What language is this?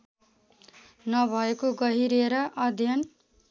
Nepali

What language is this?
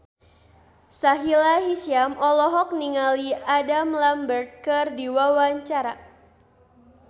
Sundanese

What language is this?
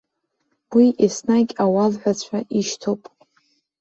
Abkhazian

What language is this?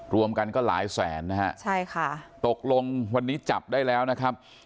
Thai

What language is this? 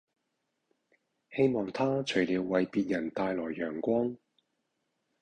Cantonese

